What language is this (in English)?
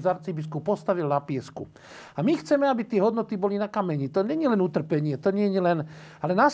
Slovak